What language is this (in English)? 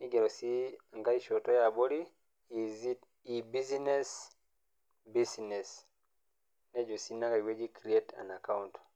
Masai